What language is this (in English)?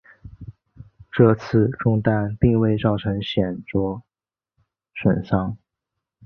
Chinese